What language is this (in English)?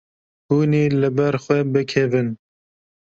Kurdish